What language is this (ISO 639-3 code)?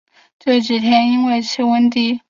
zho